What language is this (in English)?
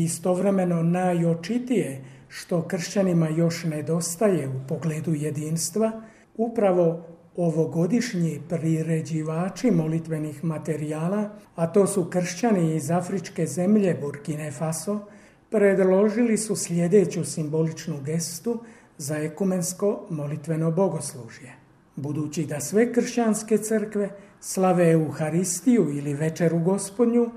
Croatian